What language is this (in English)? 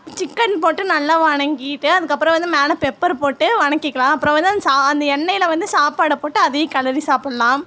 Tamil